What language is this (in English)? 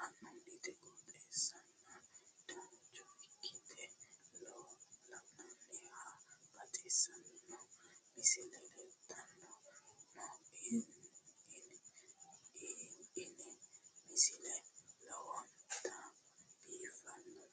Sidamo